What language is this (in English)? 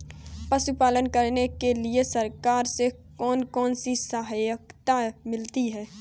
Hindi